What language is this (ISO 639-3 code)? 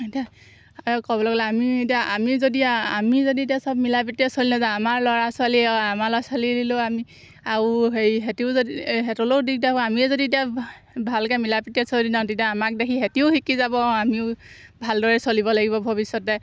asm